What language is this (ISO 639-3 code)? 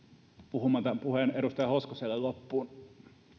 fin